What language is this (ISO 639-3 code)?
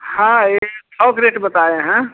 hin